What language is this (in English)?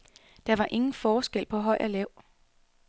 Danish